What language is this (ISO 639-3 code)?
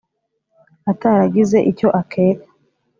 kin